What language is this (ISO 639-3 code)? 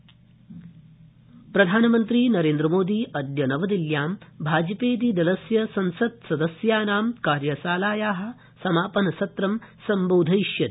san